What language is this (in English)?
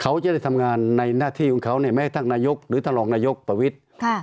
Thai